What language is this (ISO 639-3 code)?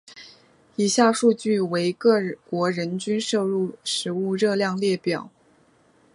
zho